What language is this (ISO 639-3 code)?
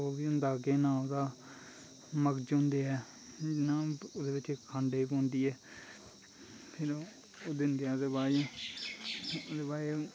doi